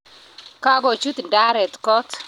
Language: Kalenjin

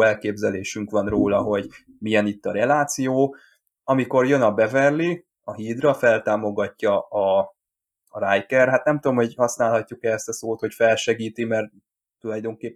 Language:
Hungarian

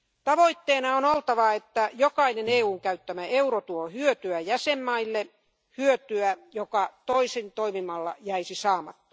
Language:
Finnish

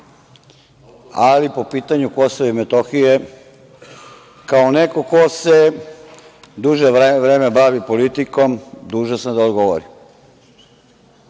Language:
Serbian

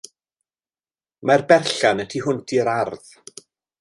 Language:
Welsh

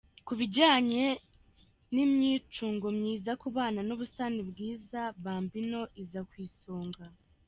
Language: Kinyarwanda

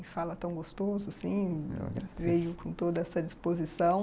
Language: Portuguese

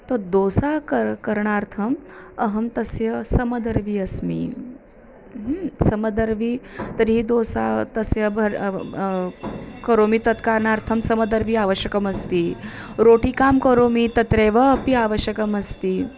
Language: Sanskrit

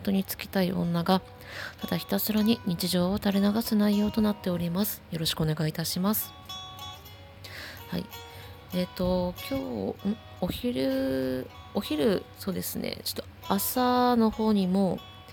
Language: Japanese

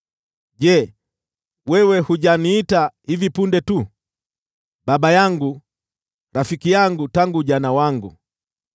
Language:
Swahili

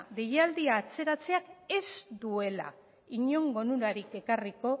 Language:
Basque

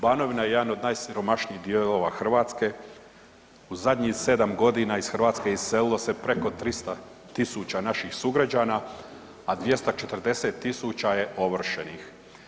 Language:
Croatian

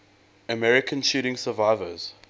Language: English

